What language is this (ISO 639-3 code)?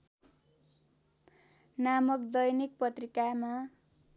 nep